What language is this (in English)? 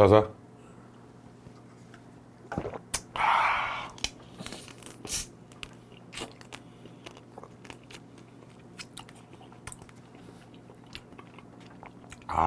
Korean